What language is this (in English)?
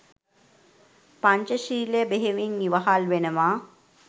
Sinhala